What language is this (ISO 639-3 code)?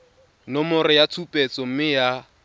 tsn